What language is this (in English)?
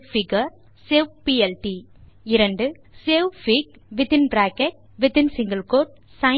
Tamil